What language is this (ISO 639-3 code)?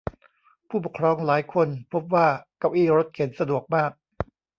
tha